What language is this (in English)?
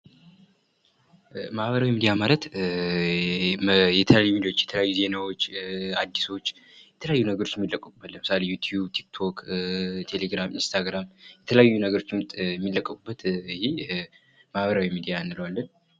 Amharic